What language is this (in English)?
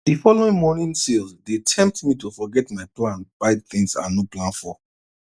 Nigerian Pidgin